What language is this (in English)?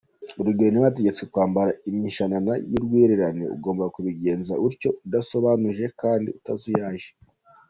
Kinyarwanda